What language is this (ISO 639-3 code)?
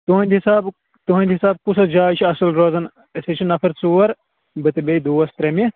kas